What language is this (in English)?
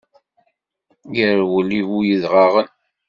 Kabyle